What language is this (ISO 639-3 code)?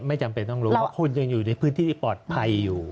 tha